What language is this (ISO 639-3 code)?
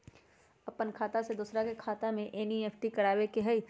mag